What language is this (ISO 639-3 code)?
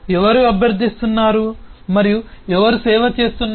tel